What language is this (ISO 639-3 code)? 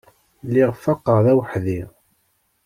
kab